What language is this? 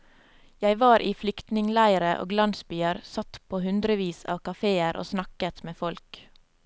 Norwegian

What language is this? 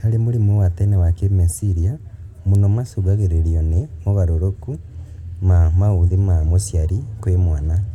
Kikuyu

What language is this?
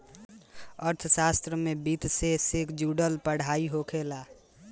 Bhojpuri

